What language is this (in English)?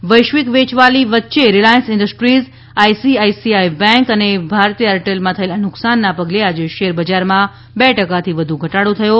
Gujarati